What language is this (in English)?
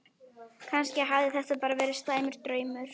Icelandic